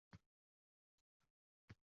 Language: Uzbek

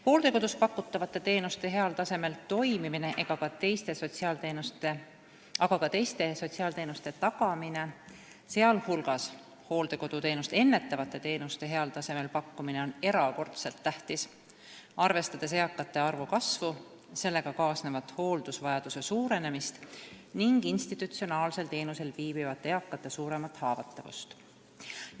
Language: Estonian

